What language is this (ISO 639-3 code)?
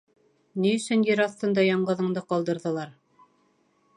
bak